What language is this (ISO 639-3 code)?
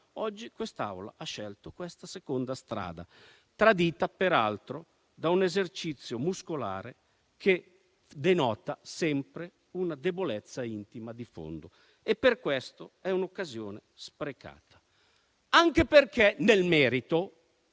ita